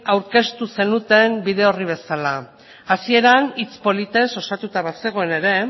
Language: Basque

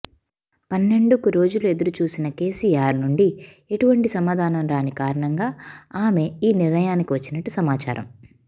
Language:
Telugu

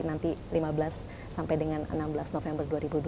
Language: Indonesian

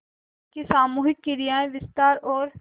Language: Hindi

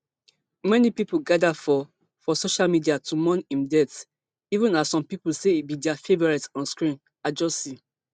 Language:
Nigerian Pidgin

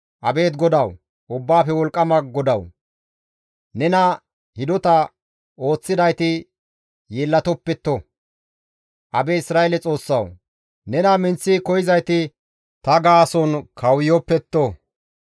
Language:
Gamo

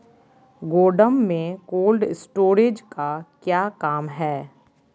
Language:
Magahi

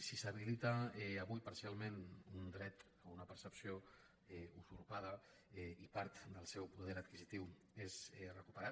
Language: Catalan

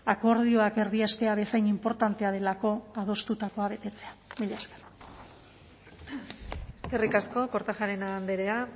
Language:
Basque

